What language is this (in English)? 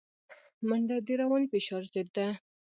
Pashto